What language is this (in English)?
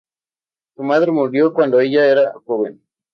Spanish